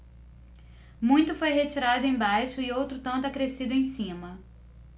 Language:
Portuguese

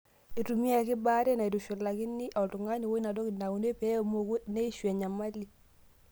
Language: Masai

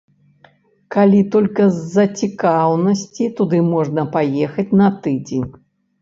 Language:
Belarusian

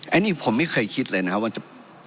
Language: Thai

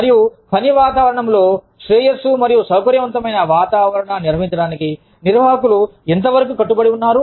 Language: Telugu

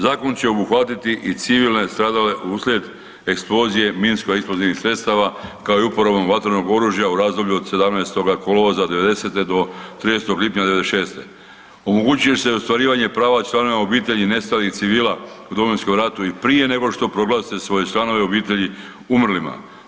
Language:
Croatian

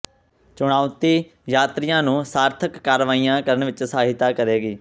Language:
Punjabi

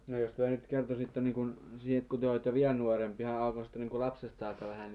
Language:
Finnish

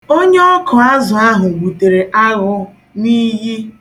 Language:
Igbo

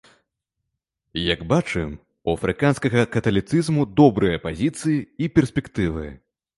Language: Belarusian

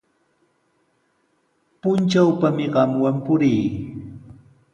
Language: Sihuas Ancash Quechua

